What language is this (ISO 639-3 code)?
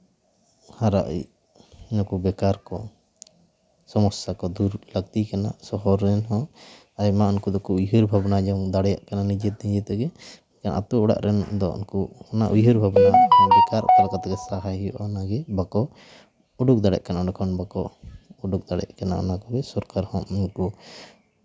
sat